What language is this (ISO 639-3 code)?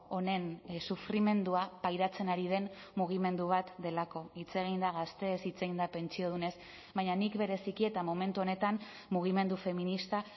eus